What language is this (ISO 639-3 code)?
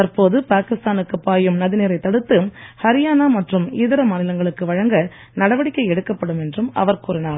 tam